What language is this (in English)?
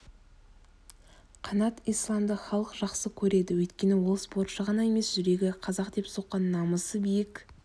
Kazakh